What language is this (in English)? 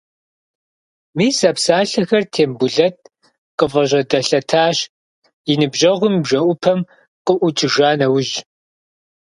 Kabardian